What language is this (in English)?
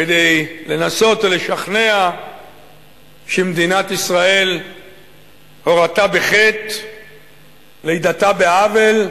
Hebrew